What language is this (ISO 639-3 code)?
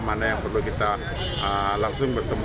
ind